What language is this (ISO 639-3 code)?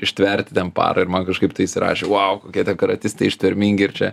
lit